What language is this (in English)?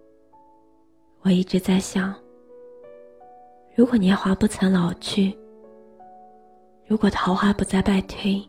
Chinese